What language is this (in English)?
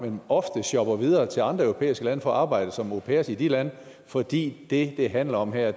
Danish